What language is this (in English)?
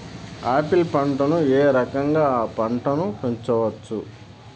Telugu